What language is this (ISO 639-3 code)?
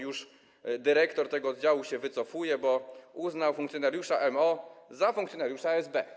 pol